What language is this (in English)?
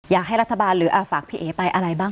Thai